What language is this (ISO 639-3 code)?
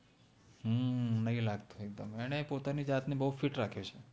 guj